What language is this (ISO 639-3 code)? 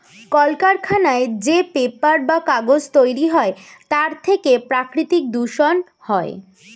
ben